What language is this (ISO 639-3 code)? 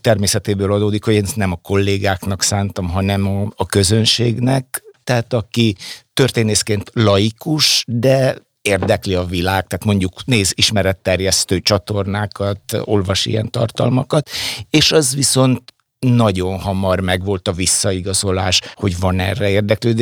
hun